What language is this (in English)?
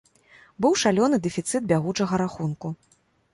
Belarusian